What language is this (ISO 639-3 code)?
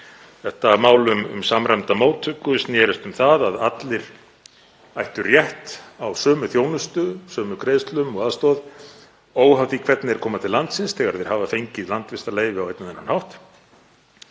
isl